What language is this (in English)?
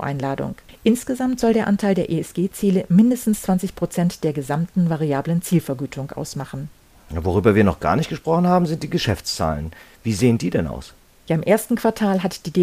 German